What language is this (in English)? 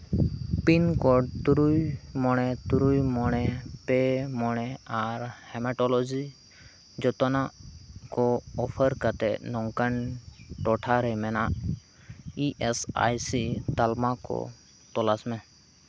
Santali